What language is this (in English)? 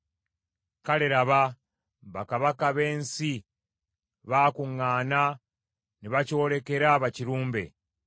Ganda